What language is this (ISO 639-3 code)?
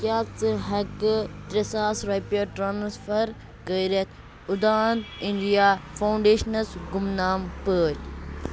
kas